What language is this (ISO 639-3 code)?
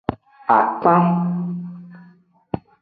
ajg